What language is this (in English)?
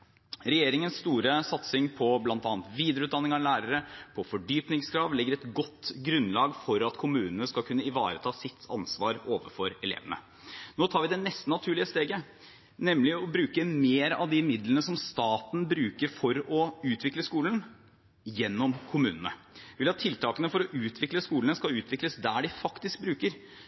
Norwegian Bokmål